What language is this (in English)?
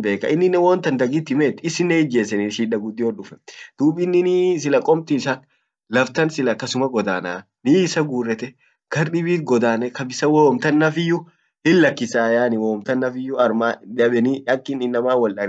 Orma